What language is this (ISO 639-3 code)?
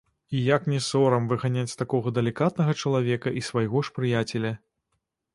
bel